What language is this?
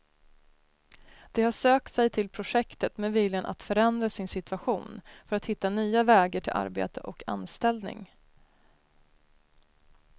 Swedish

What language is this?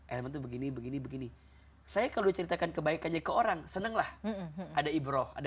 Indonesian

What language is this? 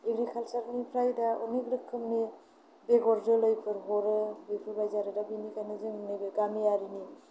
Bodo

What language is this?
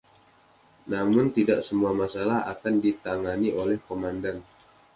Indonesian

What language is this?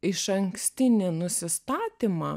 Lithuanian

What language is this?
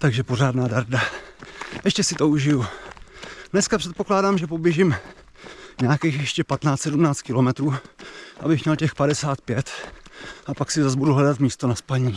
Czech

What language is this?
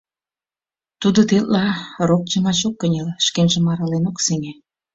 Mari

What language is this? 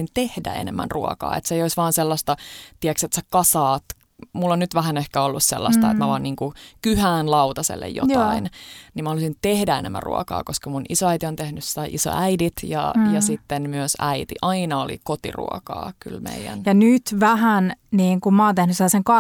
Finnish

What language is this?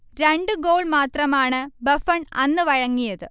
Malayalam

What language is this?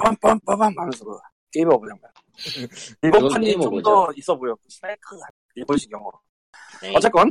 Korean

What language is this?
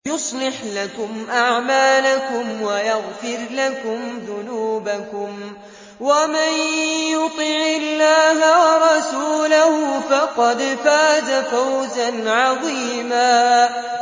Arabic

